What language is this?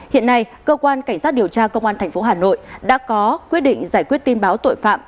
Vietnamese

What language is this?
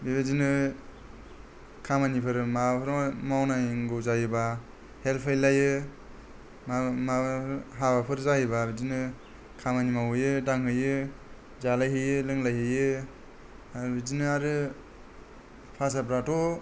Bodo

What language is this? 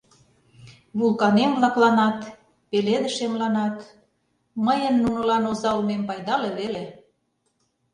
Mari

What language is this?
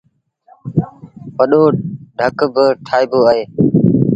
Sindhi Bhil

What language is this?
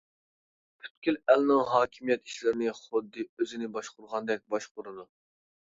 Uyghur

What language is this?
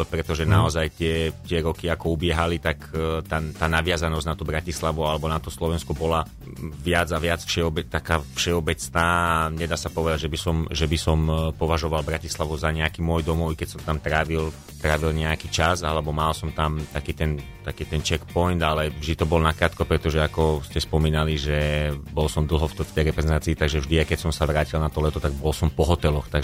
Slovak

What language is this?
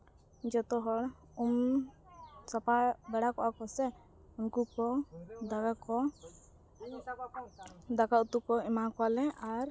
Santali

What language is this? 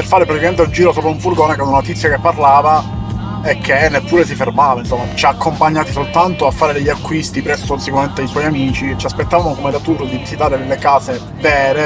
Italian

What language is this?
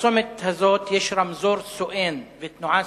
Hebrew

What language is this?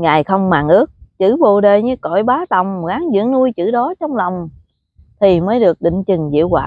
Vietnamese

